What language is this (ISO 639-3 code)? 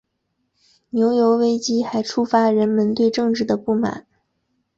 zho